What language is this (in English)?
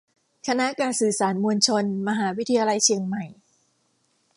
Thai